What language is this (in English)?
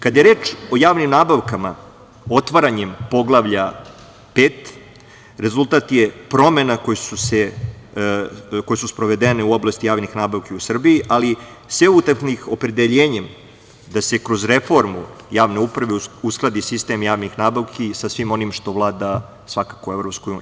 Serbian